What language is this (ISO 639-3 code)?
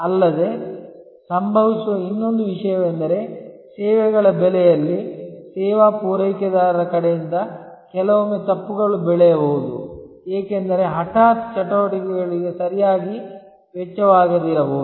kan